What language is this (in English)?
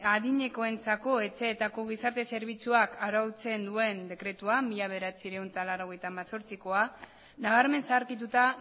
Basque